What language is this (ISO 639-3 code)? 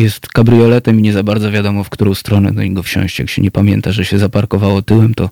pol